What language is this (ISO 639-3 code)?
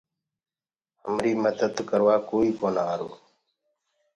ggg